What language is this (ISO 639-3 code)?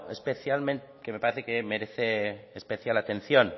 spa